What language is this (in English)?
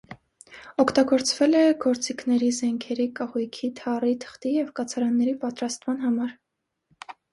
Armenian